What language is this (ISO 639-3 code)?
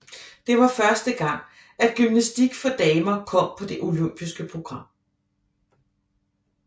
dan